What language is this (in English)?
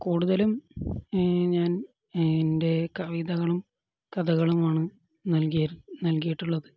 Malayalam